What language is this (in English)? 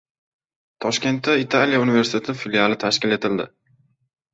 Uzbek